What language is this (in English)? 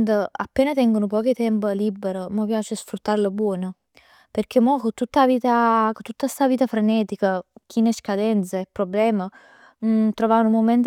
Neapolitan